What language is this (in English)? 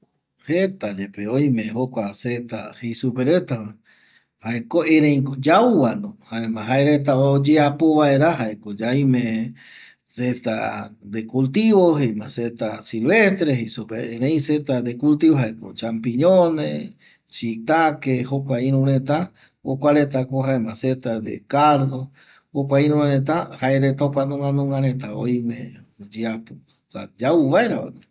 Eastern Bolivian Guaraní